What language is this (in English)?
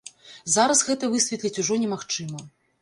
Belarusian